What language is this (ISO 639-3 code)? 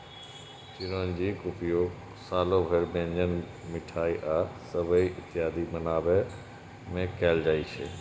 mai